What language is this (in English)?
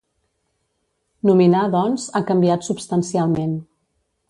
Catalan